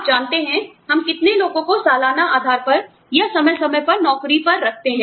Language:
Hindi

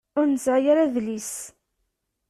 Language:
Kabyle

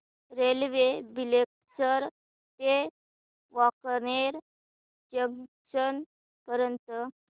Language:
Marathi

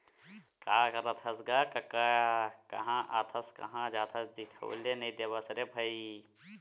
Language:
Chhattisgarhi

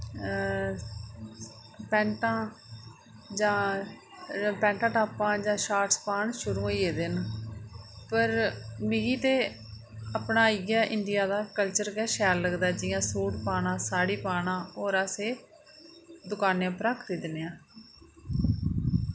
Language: Dogri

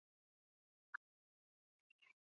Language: Chinese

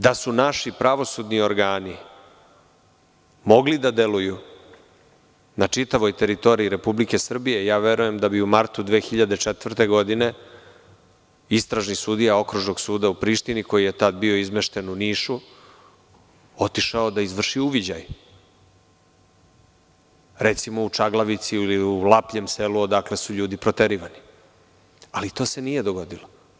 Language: Serbian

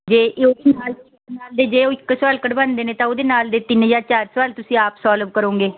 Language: Punjabi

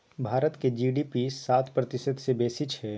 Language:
Maithili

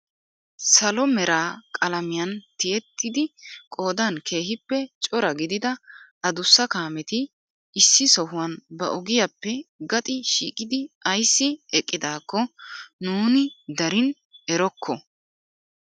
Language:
Wolaytta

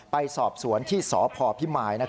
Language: Thai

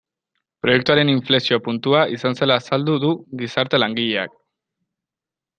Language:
Basque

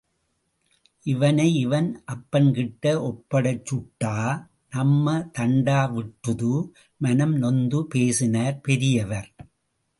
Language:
Tamil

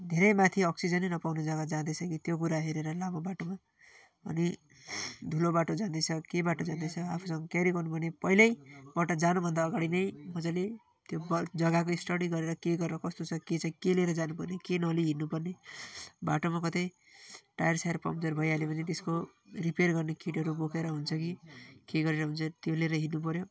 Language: Nepali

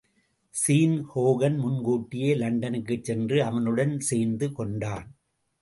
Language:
Tamil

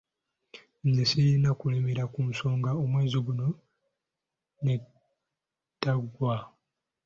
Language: Ganda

